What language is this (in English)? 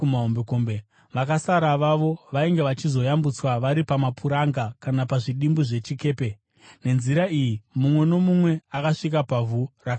Shona